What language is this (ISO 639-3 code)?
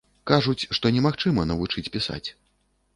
bel